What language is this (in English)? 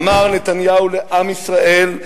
Hebrew